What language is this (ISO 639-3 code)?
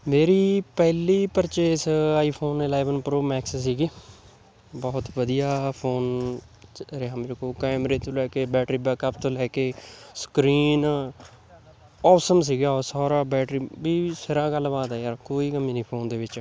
pan